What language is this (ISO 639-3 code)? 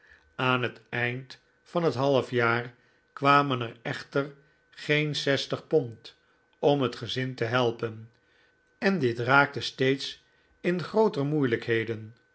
nld